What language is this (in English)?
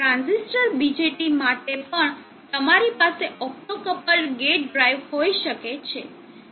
Gujarati